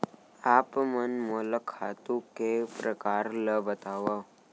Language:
Chhattisgarhi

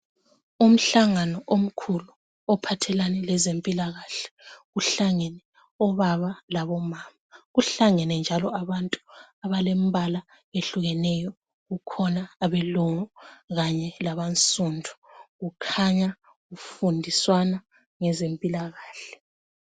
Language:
North Ndebele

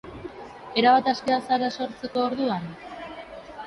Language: Basque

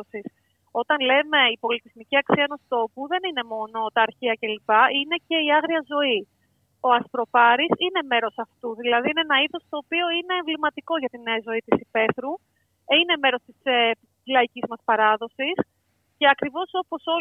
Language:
Greek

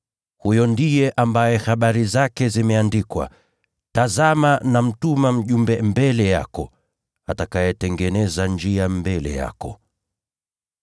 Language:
Swahili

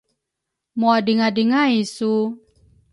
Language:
Rukai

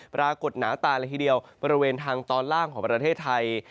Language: Thai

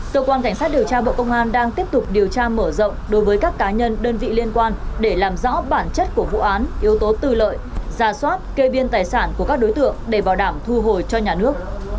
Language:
Vietnamese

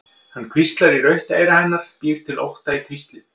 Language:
Icelandic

